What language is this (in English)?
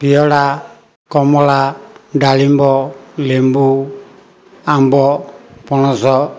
Odia